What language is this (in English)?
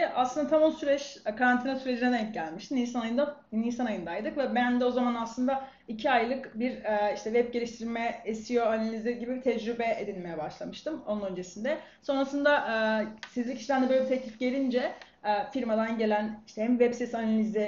Turkish